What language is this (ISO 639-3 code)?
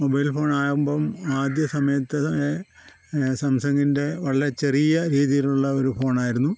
mal